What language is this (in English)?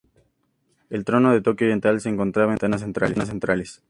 Spanish